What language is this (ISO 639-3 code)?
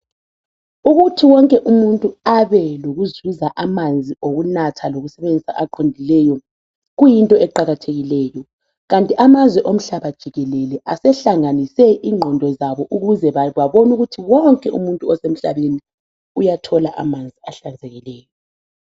nde